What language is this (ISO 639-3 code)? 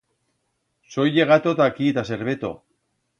arg